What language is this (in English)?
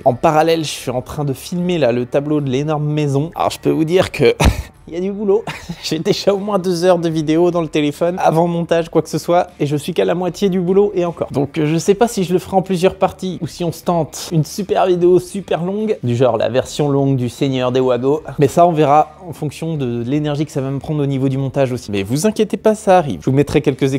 French